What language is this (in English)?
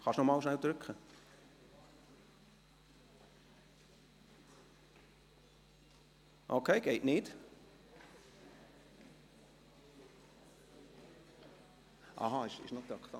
Swiss German